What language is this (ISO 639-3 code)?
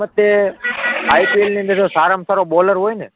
guj